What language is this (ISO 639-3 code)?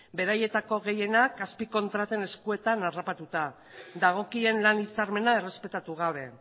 eus